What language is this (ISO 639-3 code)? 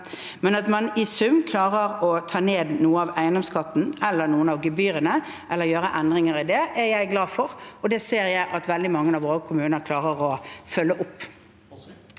nor